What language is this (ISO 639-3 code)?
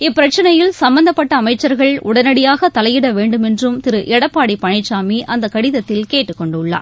tam